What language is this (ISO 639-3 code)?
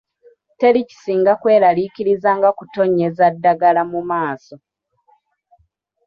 lug